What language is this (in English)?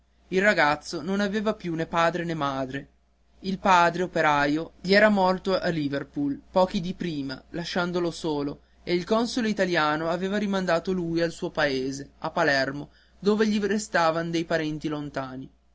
Italian